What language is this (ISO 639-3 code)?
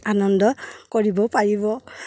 asm